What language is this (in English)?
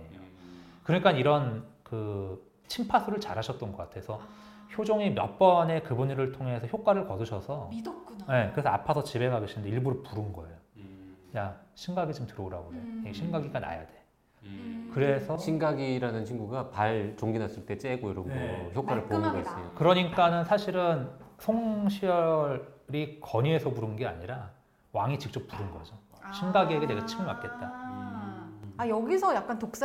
Korean